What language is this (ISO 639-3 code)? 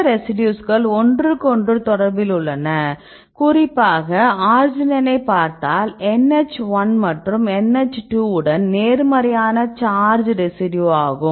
tam